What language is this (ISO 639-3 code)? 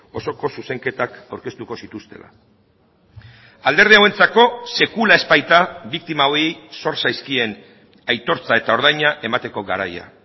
eus